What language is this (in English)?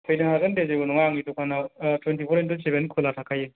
Bodo